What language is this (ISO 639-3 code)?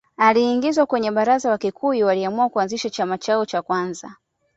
swa